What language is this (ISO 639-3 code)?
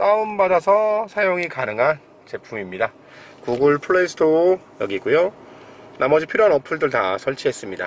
kor